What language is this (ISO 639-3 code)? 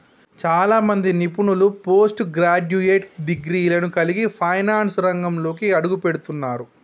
tel